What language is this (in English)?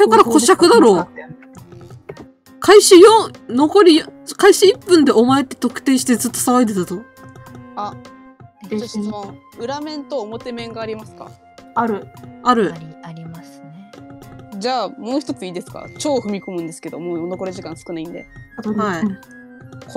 Japanese